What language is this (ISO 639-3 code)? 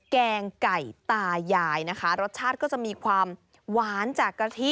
tha